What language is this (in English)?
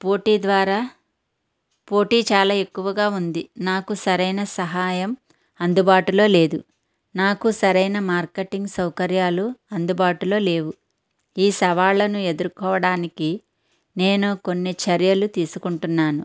Telugu